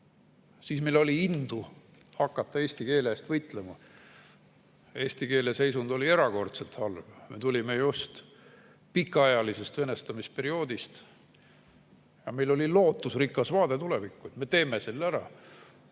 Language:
Estonian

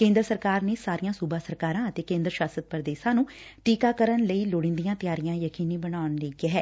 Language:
Punjabi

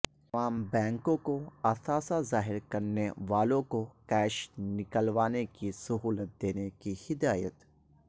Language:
Urdu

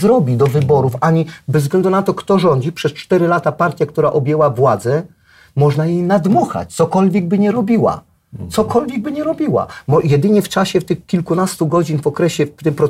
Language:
Polish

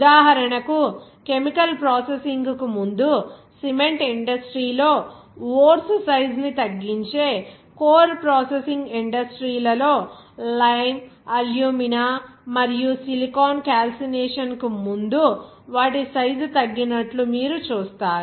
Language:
Telugu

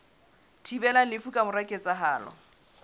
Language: Southern Sotho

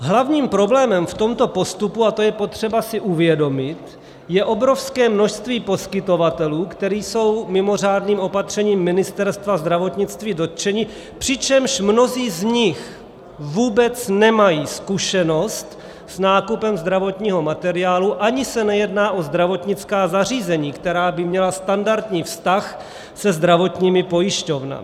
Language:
Czech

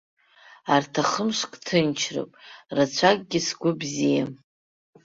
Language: Abkhazian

